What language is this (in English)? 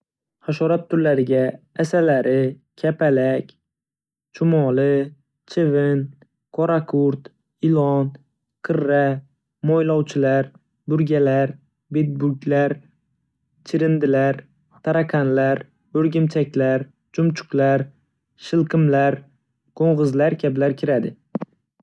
Uzbek